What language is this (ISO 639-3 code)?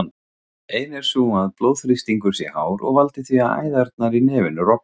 isl